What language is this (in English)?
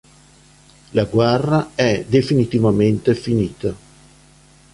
Italian